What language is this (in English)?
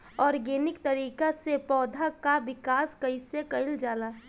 Bhojpuri